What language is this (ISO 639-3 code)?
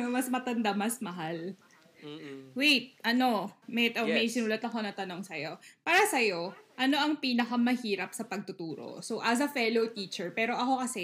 fil